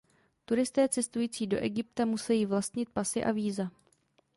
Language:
Czech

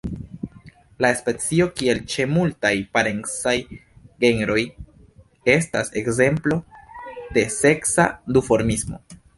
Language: Esperanto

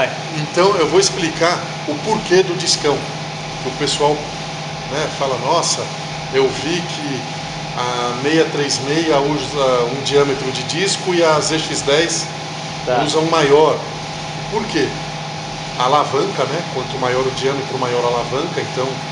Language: Portuguese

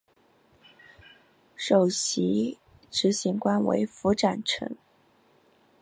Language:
Chinese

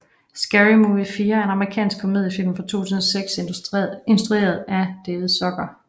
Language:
Danish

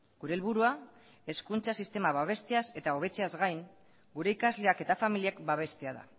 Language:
Basque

